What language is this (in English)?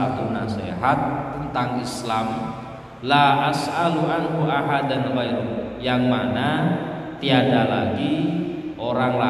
Indonesian